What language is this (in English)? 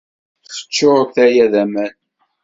Kabyle